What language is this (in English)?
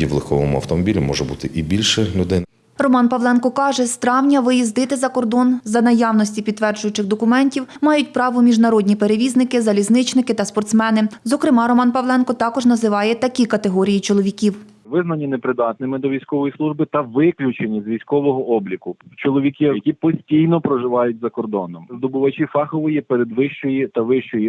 Ukrainian